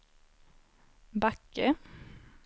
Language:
Swedish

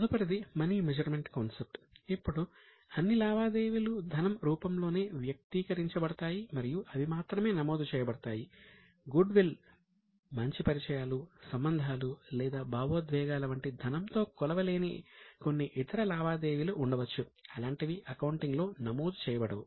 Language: Telugu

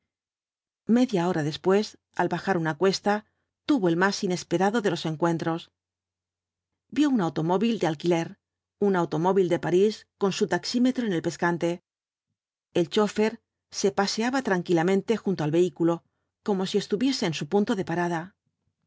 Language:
Spanish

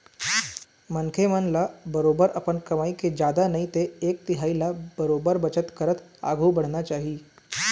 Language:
Chhattisgarhi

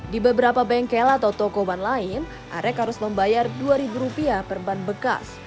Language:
Indonesian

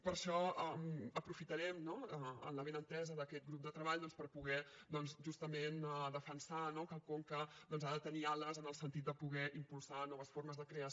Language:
Catalan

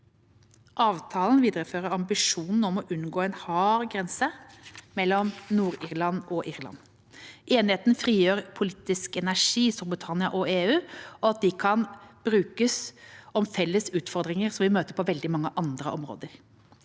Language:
Norwegian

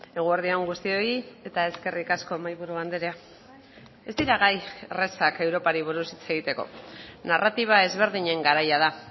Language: Basque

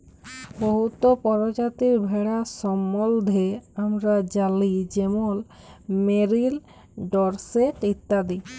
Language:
Bangla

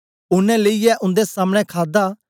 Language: Dogri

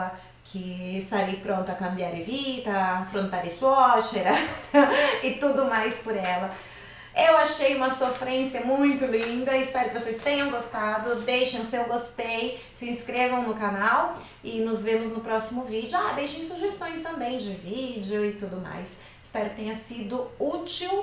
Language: Portuguese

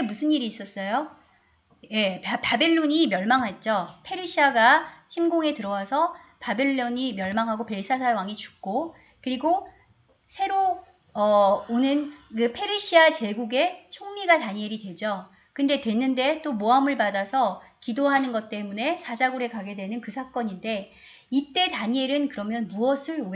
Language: Korean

